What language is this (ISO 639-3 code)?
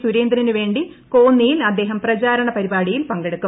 mal